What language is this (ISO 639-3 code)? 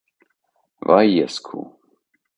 hye